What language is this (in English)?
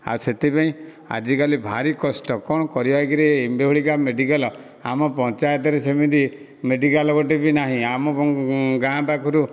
Odia